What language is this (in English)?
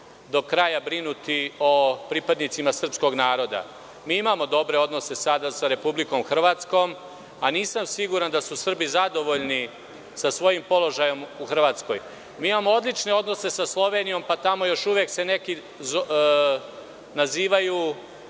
Serbian